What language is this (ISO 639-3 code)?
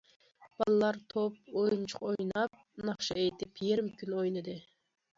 uig